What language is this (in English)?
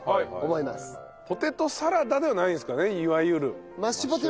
Japanese